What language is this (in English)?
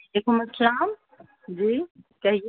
Urdu